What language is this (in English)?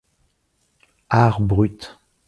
French